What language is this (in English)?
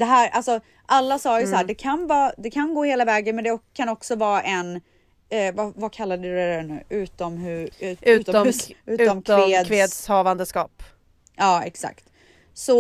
Swedish